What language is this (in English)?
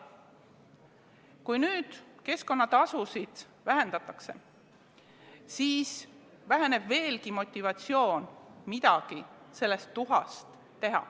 Estonian